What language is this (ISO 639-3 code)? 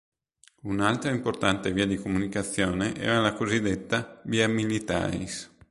ita